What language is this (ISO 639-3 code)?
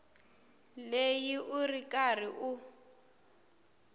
tso